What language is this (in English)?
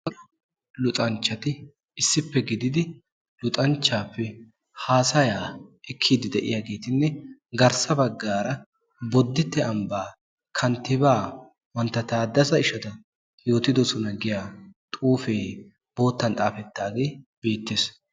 Wolaytta